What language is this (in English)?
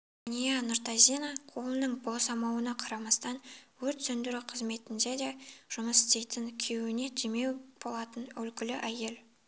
Kazakh